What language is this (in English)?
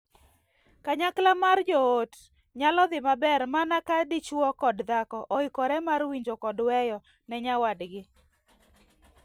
Luo (Kenya and Tanzania)